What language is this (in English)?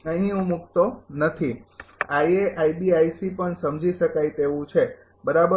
Gujarati